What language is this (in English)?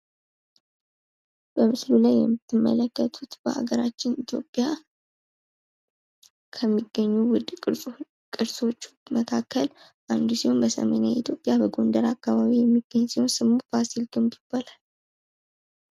Amharic